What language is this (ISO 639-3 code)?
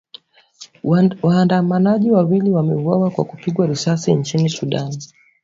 swa